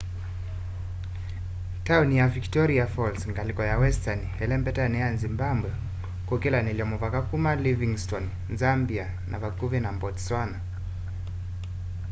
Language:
Kamba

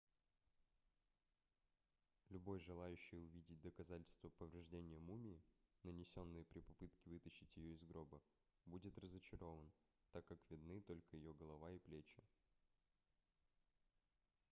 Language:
Russian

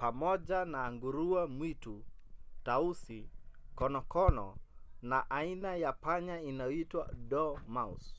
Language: Swahili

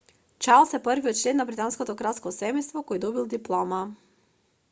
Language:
Macedonian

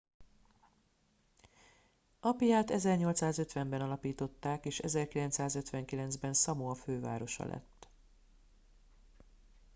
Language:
Hungarian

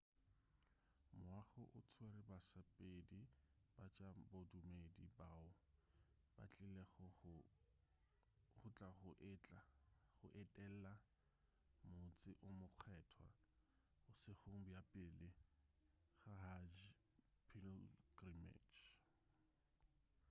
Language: Northern Sotho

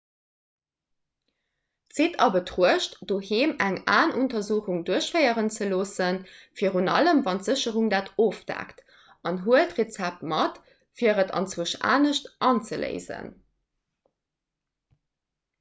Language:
Luxembourgish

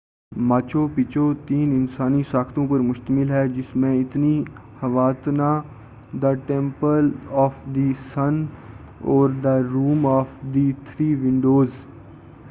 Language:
Urdu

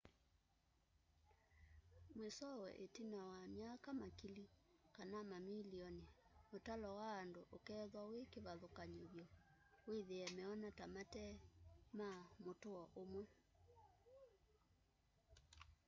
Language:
Kamba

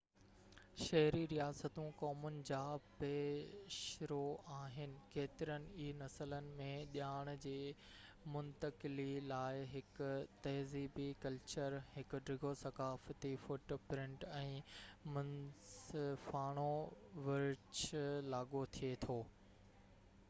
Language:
Sindhi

